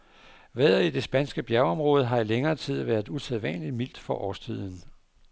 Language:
Danish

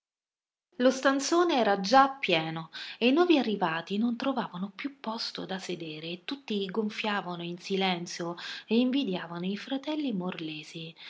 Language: Italian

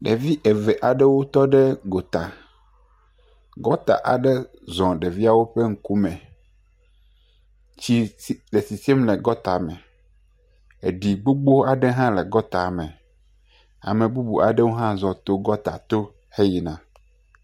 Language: Ewe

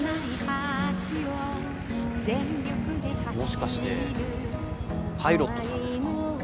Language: Japanese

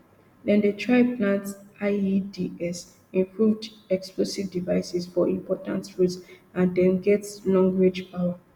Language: Nigerian Pidgin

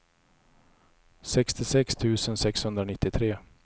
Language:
Swedish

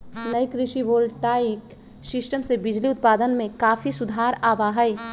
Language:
Magahi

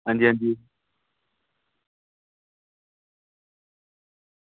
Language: Dogri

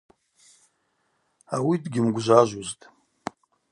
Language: Abaza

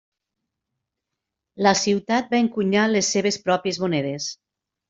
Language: Catalan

